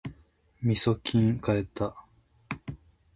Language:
Japanese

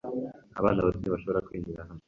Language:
Kinyarwanda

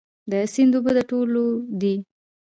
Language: Pashto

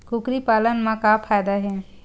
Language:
Chhattisgarhi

